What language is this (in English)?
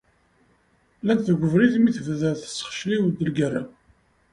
Kabyle